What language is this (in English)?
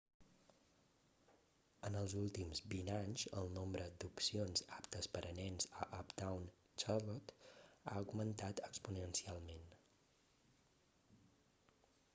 Catalan